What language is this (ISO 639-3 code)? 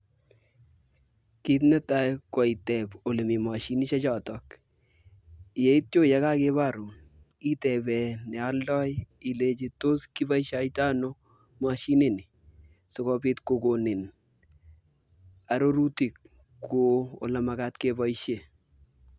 kln